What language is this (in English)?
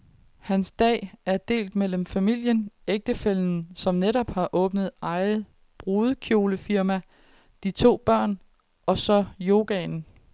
Danish